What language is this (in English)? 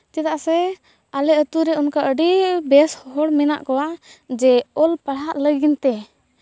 Santali